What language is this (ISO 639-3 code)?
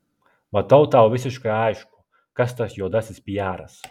lit